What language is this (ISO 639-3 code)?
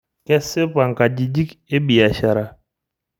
mas